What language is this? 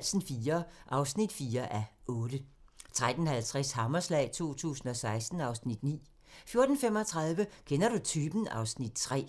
Danish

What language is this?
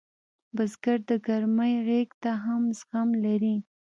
Pashto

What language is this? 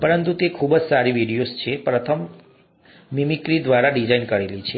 Gujarati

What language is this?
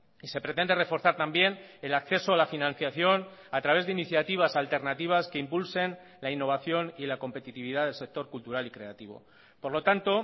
Spanish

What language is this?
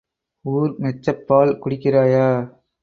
Tamil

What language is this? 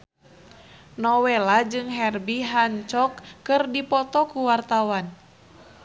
Sundanese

